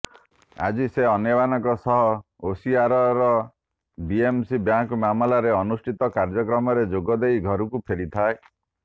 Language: Odia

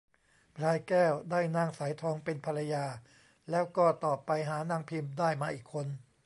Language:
Thai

